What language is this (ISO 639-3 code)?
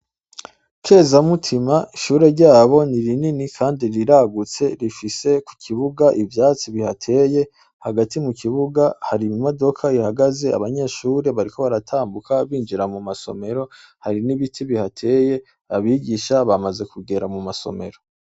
run